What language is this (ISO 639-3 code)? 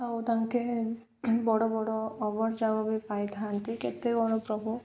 ori